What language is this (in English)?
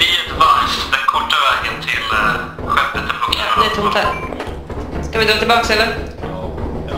Swedish